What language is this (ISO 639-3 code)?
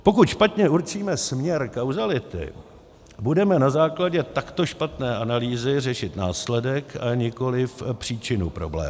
ces